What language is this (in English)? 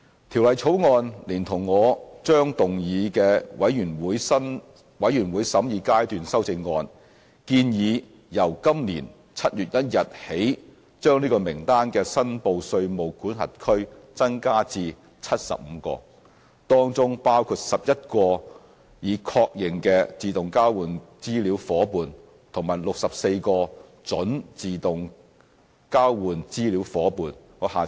Cantonese